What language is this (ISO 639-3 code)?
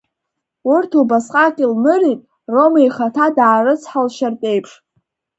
abk